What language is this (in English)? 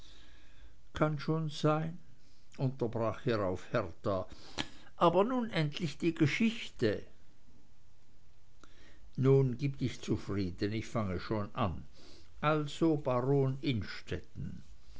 German